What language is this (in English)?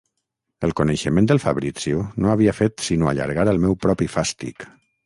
Catalan